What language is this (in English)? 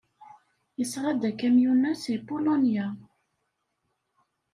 Kabyle